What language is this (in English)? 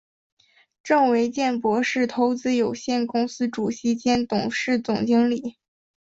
Chinese